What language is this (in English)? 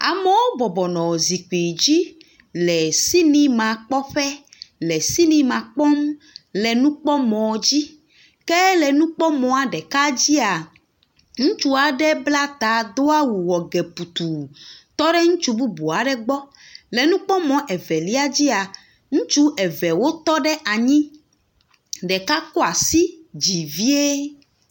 Ewe